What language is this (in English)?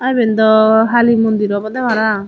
Chakma